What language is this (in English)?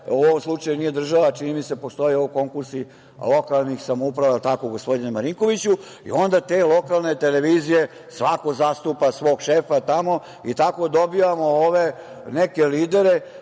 Serbian